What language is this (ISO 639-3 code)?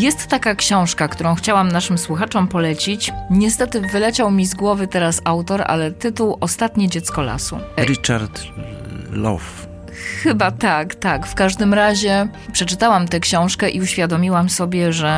pol